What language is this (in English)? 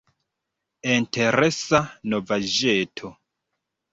Esperanto